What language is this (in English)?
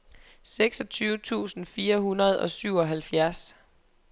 Danish